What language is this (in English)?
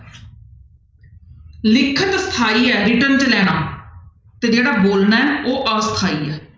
Punjabi